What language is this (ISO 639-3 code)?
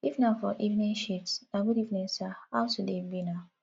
pcm